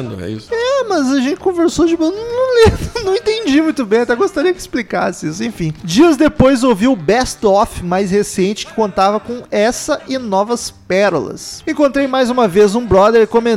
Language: Portuguese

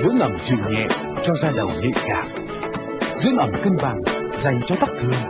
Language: Vietnamese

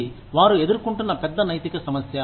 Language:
Telugu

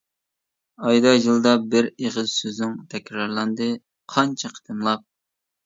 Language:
Uyghur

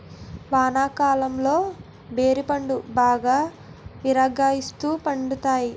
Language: Telugu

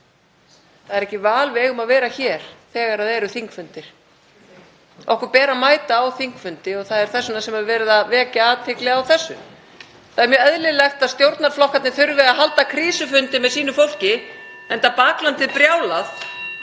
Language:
Icelandic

